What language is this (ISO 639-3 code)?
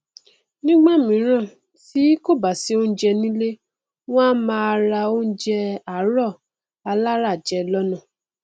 yor